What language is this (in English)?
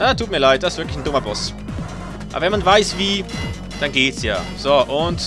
German